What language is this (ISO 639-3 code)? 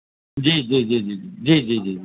urd